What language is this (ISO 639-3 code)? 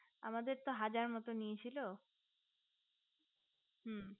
ben